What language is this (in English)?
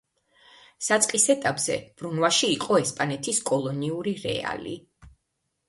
Georgian